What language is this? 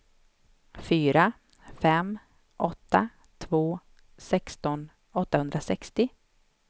Swedish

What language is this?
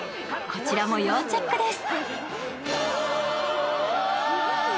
Japanese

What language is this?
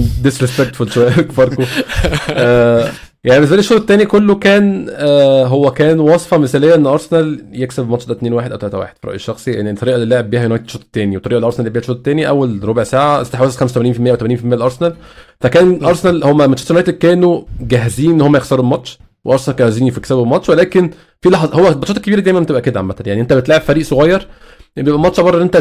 Arabic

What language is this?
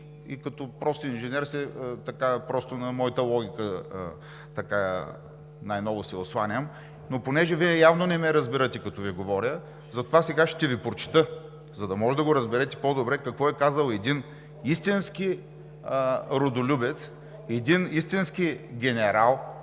Bulgarian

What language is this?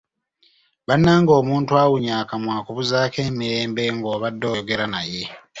Ganda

